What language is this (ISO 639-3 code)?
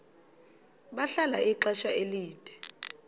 xho